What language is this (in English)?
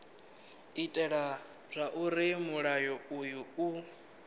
Venda